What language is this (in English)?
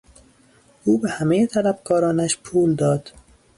Persian